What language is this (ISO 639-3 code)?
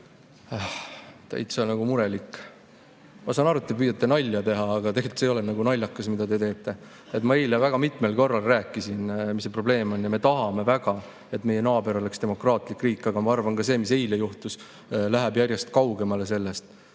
est